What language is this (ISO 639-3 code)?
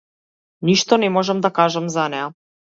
mkd